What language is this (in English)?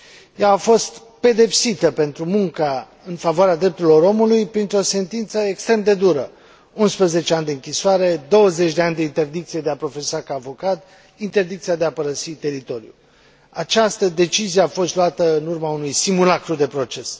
Romanian